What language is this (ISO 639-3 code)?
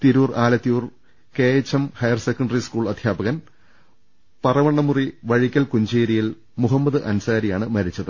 mal